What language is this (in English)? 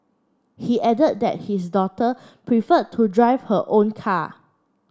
English